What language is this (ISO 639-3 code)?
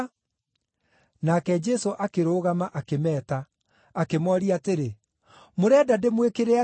kik